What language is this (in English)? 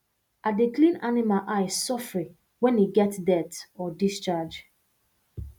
Nigerian Pidgin